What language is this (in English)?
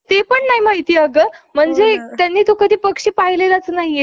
Marathi